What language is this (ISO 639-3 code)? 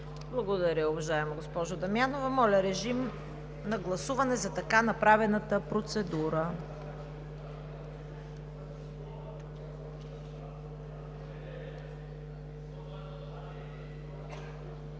bul